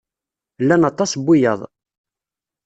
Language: Kabyle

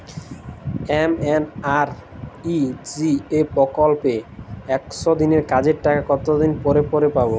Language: Bangla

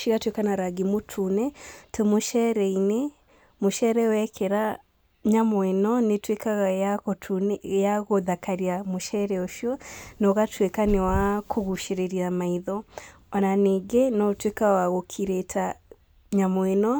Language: Kikuyu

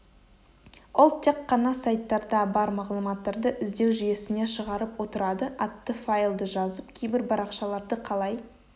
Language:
Kazakh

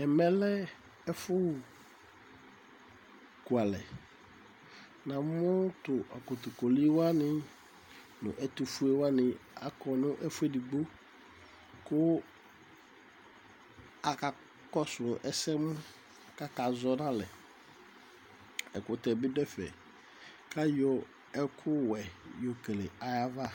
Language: Ikposo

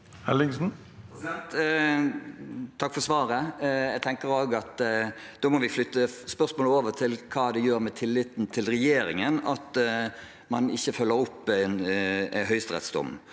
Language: Norwegian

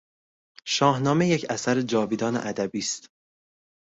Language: Persian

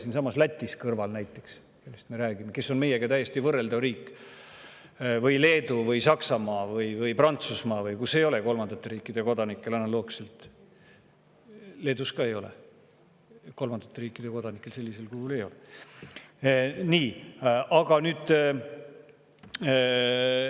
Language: Estonian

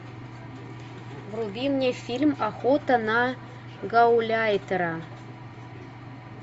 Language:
Russian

